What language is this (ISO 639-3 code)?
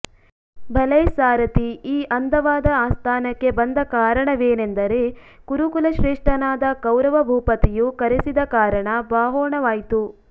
kan